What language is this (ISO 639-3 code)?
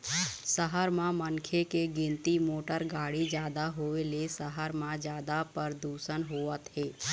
hne